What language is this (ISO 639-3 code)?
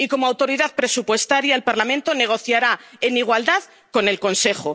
spa